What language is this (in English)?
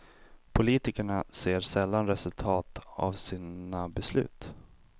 Swedish